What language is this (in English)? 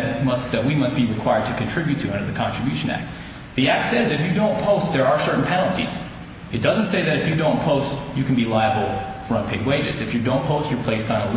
English